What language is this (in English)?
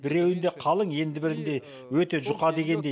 Kazakh